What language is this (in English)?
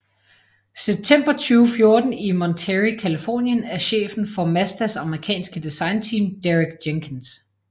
Danish